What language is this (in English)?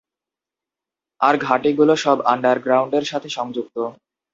Bangla